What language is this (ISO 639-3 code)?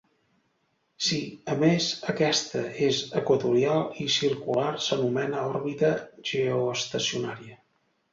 cat